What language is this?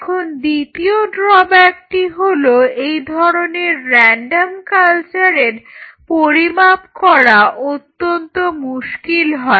Bangla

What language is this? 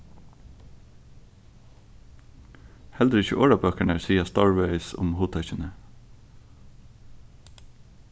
Faroese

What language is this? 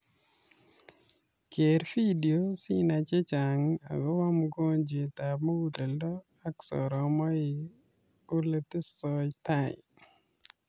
Kalenjin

